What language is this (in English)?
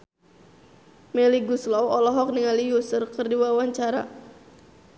Sundanese